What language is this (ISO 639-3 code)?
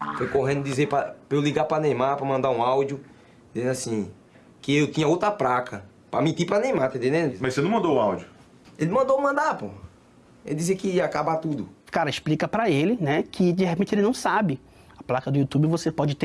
por